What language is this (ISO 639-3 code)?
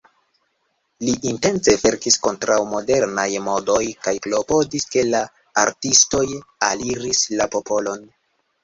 epo